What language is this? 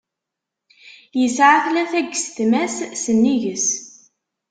Kabyle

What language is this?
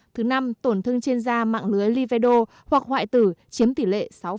Vietnamese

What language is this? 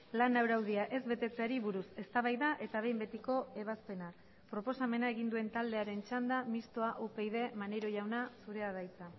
Basque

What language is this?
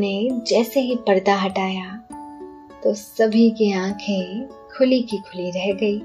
Hindi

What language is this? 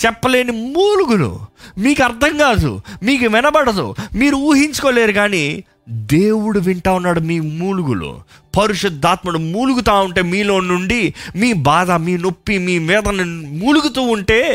Telugu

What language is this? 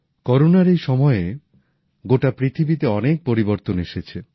Bangla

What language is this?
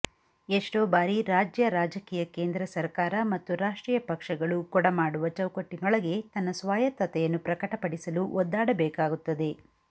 Kannada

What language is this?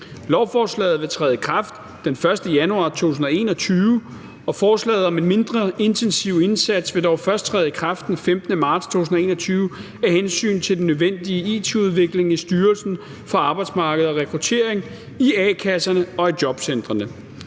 Danish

